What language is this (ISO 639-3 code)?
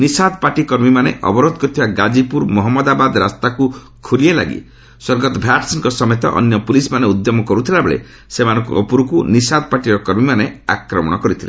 ori